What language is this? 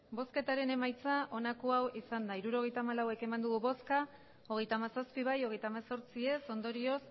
Basque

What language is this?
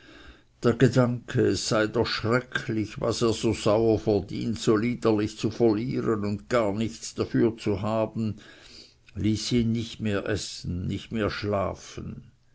German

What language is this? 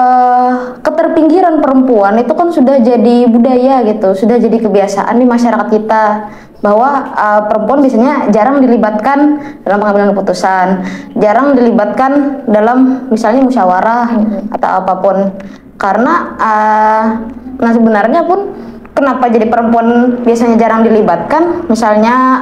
Indonesian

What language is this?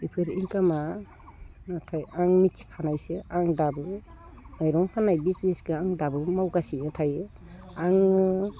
Bodo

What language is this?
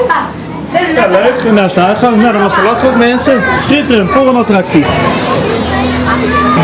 Dutch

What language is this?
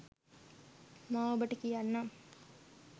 Sinhala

